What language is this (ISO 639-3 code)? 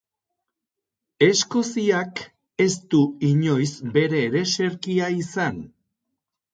eus